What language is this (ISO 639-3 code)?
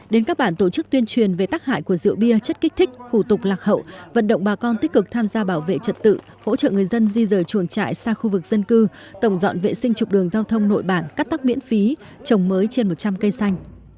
vie